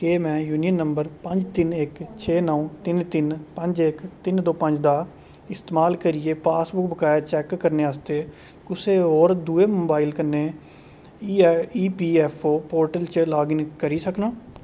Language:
Dogri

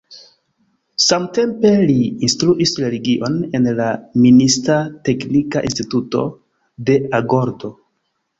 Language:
Esperanto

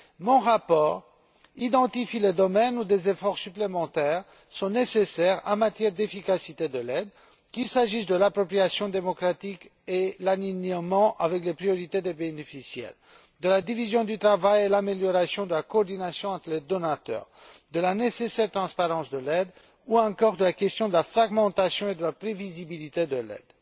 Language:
French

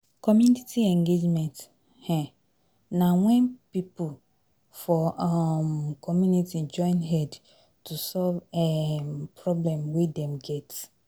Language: Nigerian Pidgin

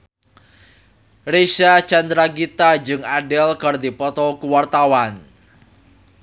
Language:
Sundanese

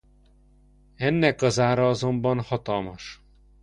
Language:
Hungarian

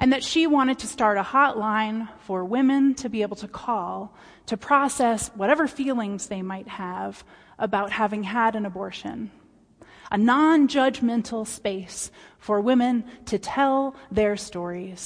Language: English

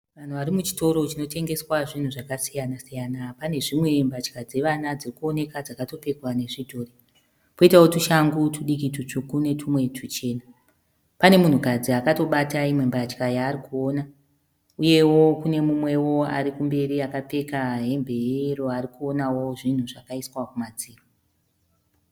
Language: Shona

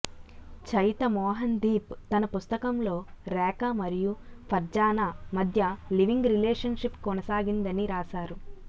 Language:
Telugu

